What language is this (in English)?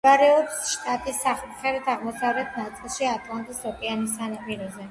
Georgian